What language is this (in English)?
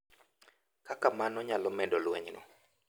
Luo (Kenya and Tanzania)